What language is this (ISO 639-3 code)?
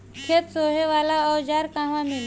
bho